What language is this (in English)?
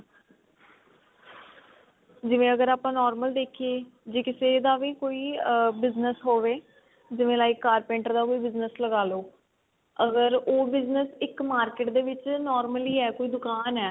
Punjabi